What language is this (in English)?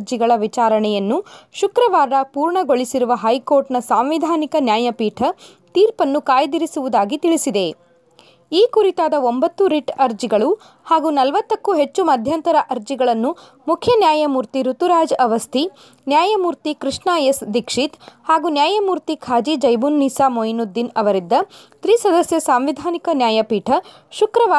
Kannada